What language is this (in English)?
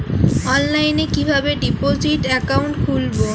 Bangla